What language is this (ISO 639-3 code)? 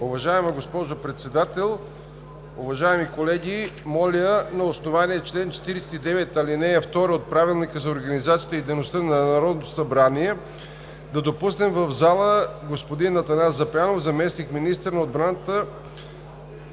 bul